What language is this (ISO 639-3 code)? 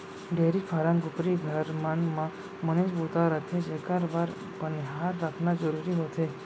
hne